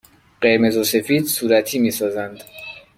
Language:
Persian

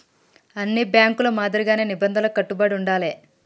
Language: Telugu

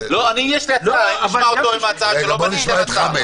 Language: Hebrew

